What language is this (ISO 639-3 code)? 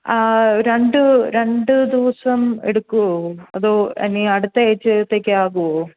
mal